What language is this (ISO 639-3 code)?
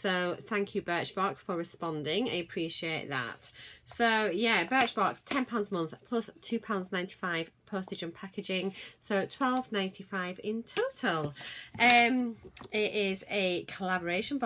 eng